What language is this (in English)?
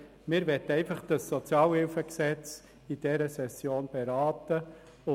Swiss German